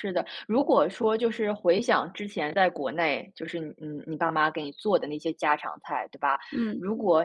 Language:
Chinese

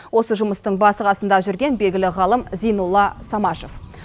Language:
Kazakh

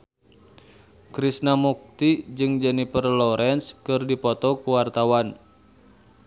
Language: Sundanese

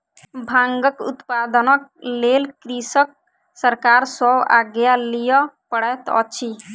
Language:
Maithili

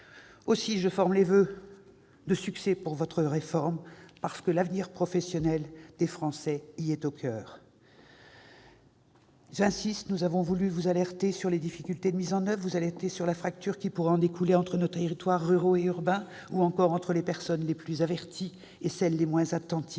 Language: French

